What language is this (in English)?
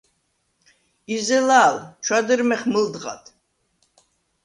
Svan